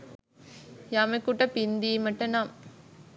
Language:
Sinhala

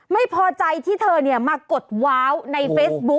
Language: Thai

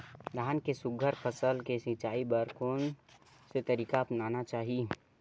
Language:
Chhattisgarhi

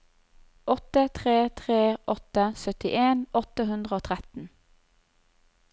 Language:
Norwegian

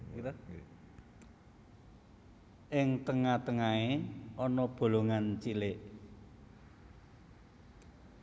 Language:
Javanese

